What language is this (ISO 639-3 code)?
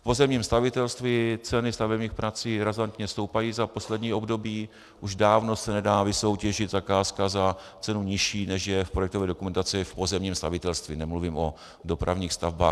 ces